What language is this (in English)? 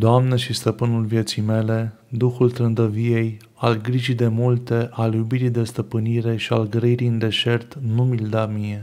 Romanian